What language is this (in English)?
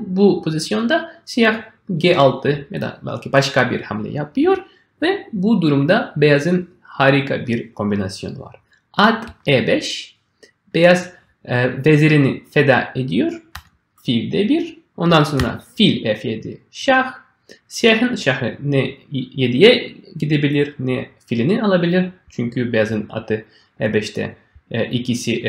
Turkish